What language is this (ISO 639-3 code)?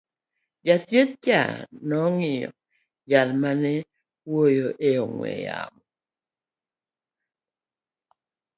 luo